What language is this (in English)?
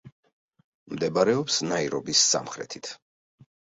Georgian